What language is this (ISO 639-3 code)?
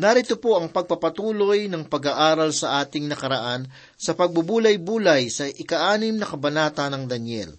fil